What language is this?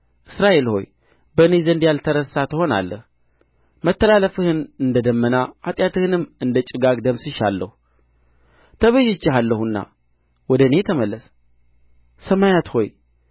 Amharic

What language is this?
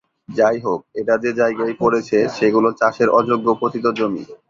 Bangla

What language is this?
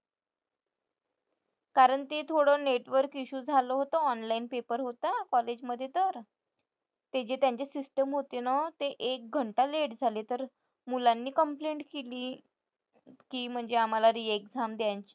Marathi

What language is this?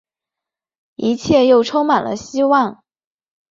Chinese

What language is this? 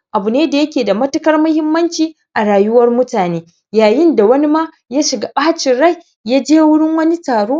Hausa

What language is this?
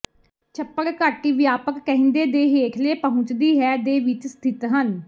Punjabi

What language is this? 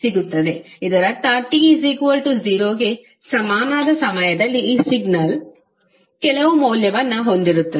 Kannada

